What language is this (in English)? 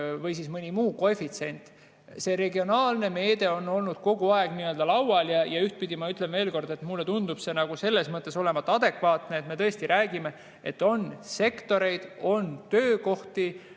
Estonian